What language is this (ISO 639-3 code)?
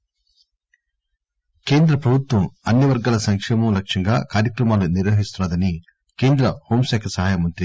tel